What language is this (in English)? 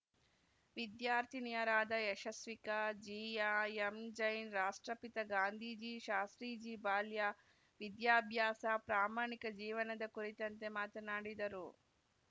Kannada